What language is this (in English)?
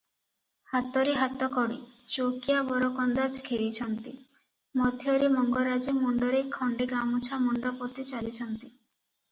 Odia